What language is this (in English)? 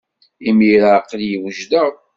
Kabyle